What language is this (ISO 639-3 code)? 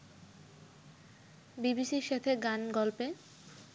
ben